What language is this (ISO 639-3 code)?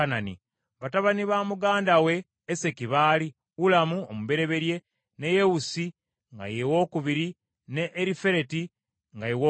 lug